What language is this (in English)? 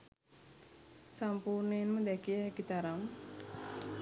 Sinhala